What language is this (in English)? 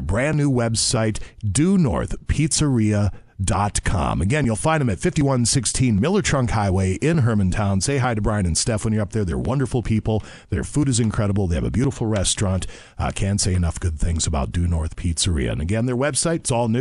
English